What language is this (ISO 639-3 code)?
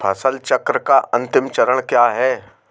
hin